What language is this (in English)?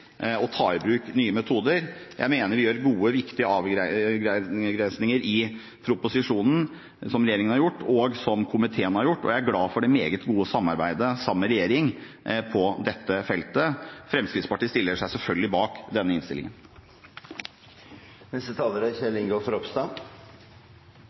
Norwegian Bokmål